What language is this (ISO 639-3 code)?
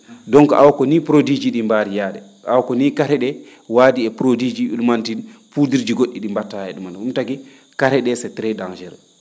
ful